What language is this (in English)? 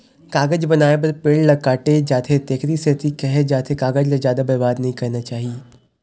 Chhattisgarhi